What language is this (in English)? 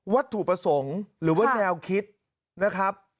Thai